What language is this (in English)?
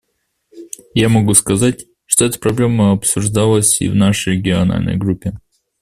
Russian